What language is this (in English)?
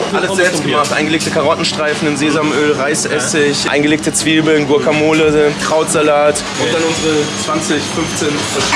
German